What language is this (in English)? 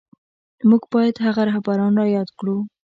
Pashto